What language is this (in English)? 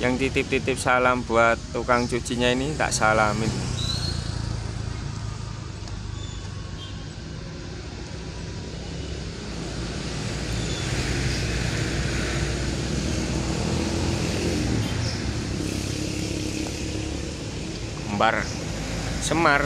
Indonesian